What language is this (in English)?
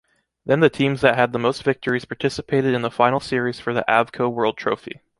English